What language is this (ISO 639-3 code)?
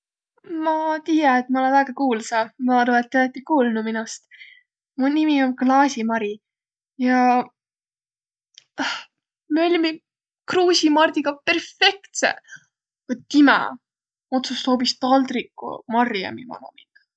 vro